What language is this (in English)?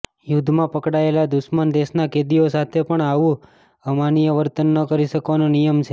Gujarati